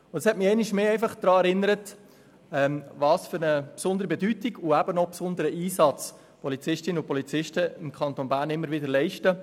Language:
Swiss German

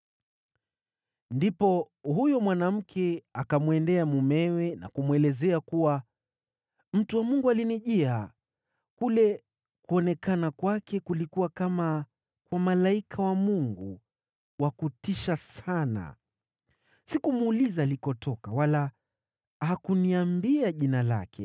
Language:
Swahili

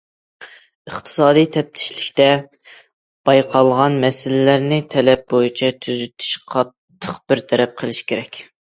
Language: Uyghur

